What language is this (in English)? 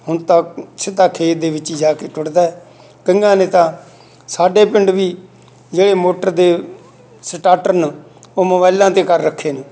Punjabi